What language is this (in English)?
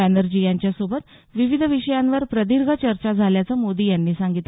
Marathi